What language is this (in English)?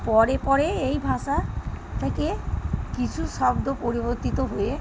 Bangla